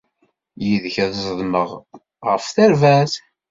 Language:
Kabyle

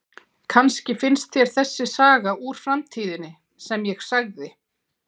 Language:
Icelandic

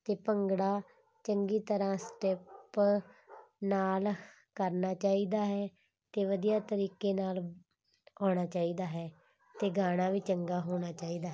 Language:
Punjabi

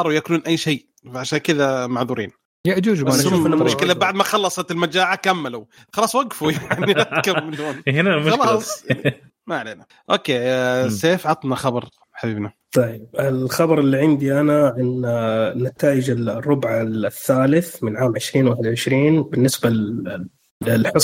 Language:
Arabic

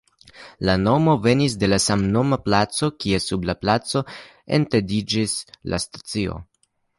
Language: Esperanto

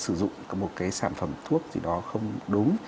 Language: Vietnamese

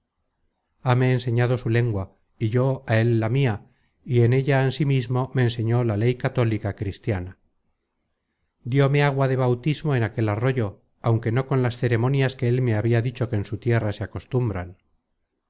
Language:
Spanish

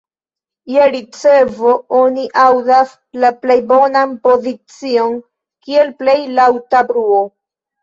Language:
Esperanto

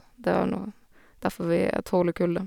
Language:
Norwegian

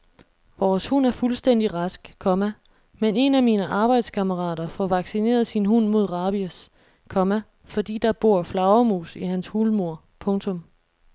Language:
Danish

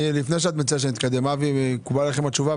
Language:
Hebrew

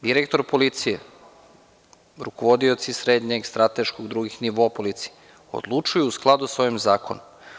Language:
Serbian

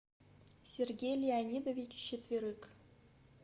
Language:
Russian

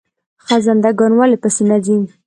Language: Pashto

